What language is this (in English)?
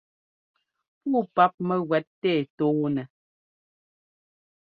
Ngomba